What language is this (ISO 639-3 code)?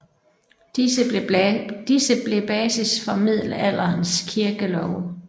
dan